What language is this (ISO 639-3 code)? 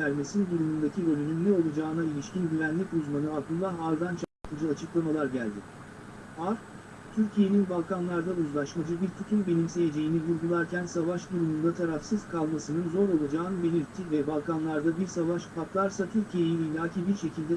tur